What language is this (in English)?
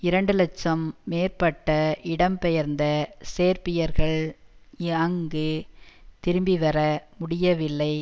Tamil